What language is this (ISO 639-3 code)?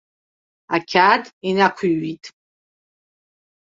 abk